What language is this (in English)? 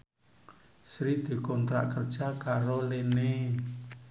Javanese